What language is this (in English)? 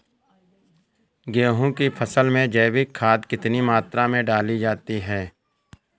Hindi